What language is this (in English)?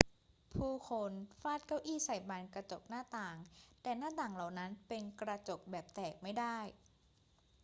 Thai